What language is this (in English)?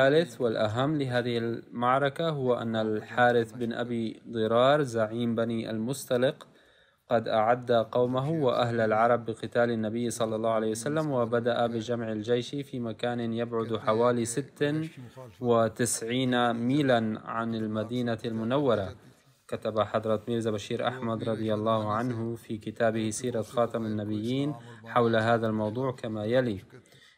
Arabic